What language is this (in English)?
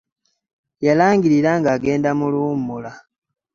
Ganda